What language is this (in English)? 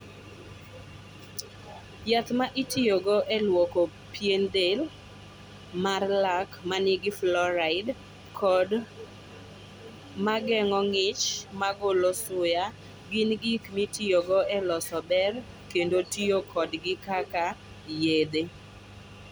Luo (Kenya and Tanzania)